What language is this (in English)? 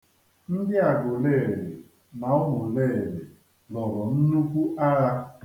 Igbo